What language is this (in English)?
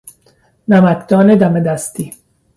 Persian